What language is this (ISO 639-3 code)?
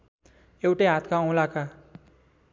nep